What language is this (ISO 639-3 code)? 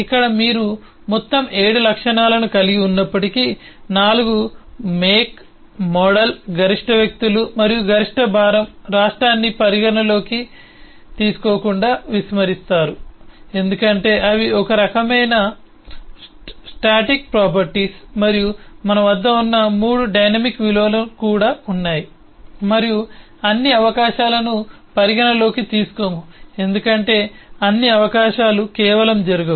tel